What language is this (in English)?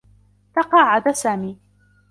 Arabic